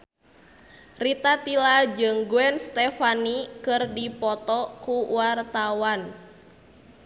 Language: Sundanese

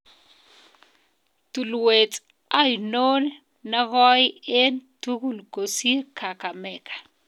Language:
Kalenjin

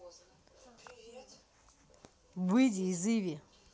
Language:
Russian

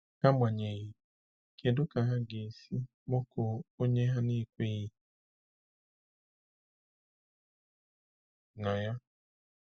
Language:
Igbo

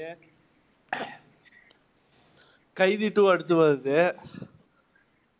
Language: Tamil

